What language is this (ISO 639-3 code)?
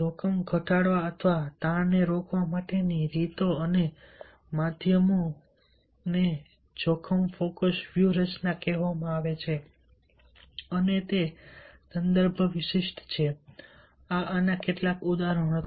guj